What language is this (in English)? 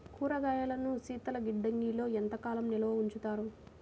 Telugu